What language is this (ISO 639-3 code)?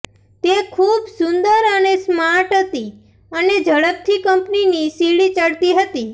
guj